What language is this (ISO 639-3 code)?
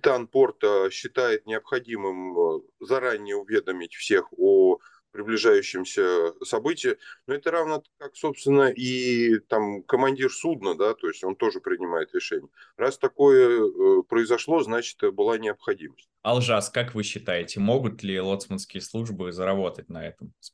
rus